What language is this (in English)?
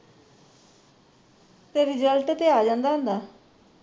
Punjabi